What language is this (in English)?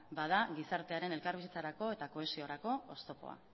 Basque